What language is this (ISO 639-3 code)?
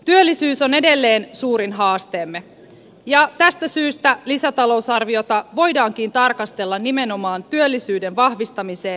fin